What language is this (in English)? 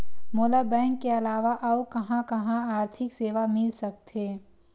Chhattisgarhi